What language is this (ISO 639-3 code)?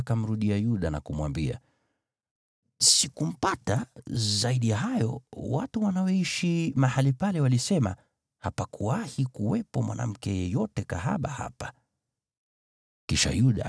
swa